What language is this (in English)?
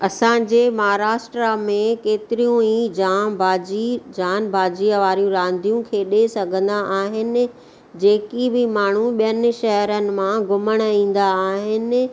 Sindhi